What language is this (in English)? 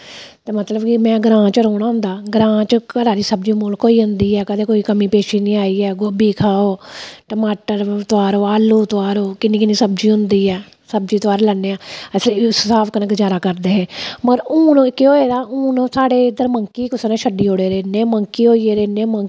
Dogri